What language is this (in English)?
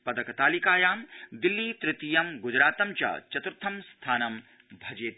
Sanskrit